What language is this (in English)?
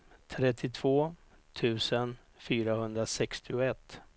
Swedish